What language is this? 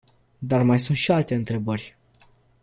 Romanian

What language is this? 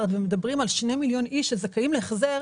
Hebrew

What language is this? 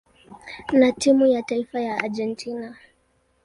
Swahili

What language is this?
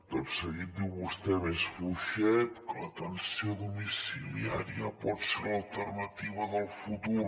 Catalan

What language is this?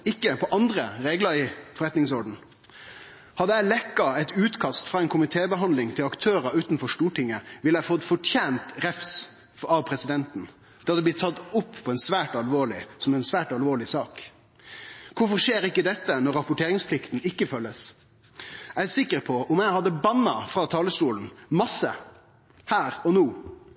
Norwegian Nynorsk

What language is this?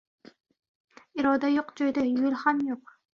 Uzbek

